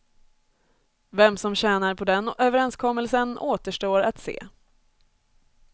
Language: Swedish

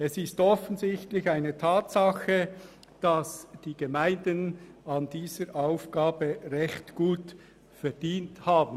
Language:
Swiss German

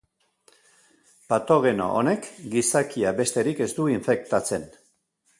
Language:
Basque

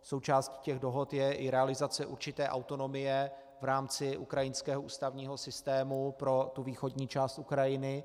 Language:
Czech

